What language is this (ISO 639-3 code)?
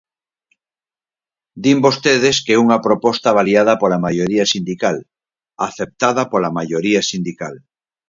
glg